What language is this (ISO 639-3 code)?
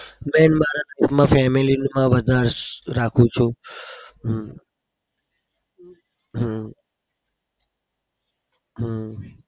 guj